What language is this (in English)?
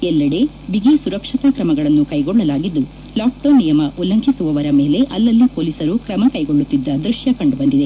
Kannada